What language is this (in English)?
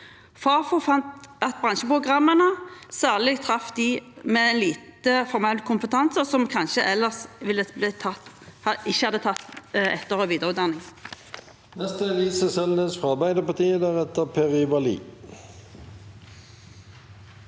Norwegian